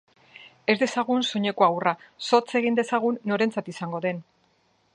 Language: Basque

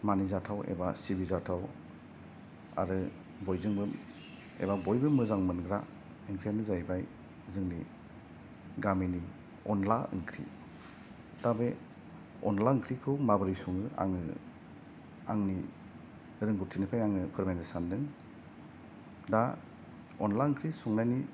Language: Bodo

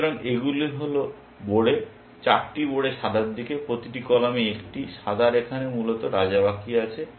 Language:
Bangla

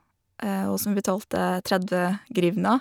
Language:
Norwegian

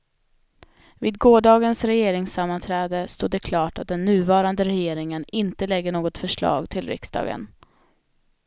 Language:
Swedish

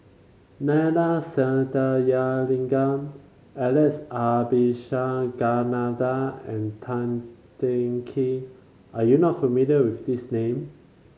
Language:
English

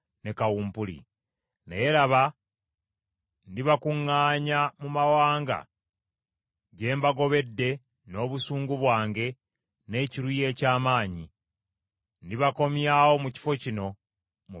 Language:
Ganda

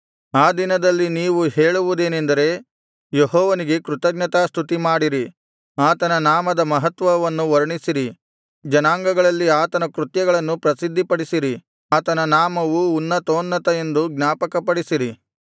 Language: Kannada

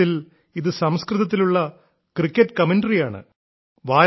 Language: Malayalam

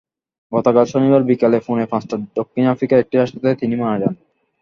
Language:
Bangla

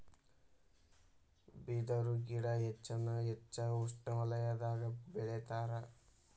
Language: Kannada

